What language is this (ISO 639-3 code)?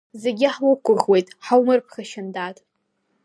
abk